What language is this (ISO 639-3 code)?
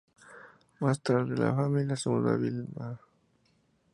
spa